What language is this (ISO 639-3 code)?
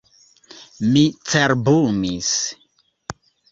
epo